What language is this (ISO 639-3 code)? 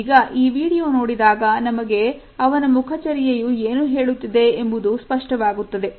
kan